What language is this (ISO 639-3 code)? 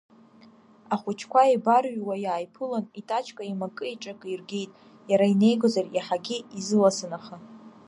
abk